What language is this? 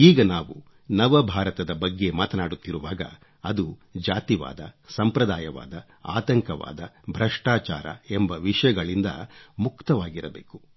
Kannada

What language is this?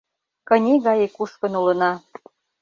Mari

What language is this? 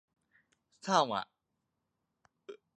Thai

